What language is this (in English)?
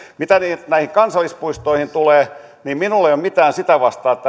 Finnish